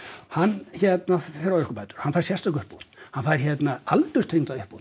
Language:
Icelandic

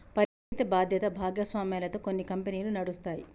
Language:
Telugu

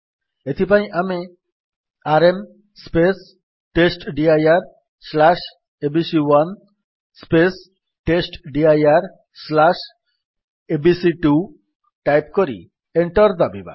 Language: Odia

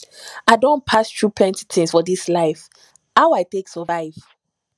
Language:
Nigerian Pidgin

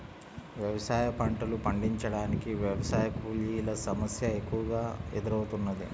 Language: Telugu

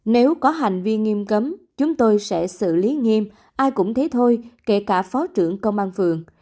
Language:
Vietnamese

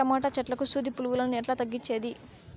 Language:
Telugu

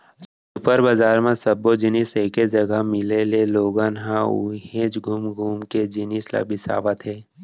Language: Chhattisgarhi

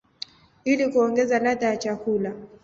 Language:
Swahili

